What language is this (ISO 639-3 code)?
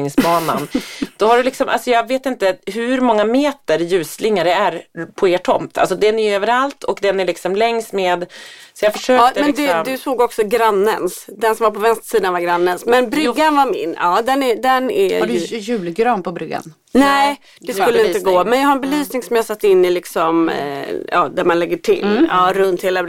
swe